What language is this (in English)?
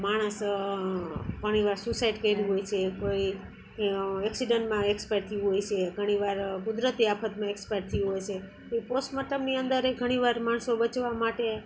Gujarati